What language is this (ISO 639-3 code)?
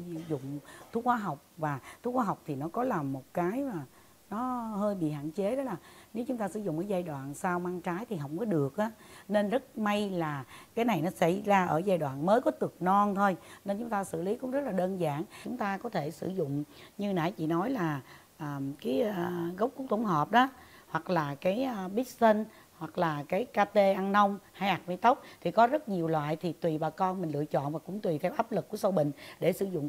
vie